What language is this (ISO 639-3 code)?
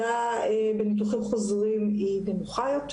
heb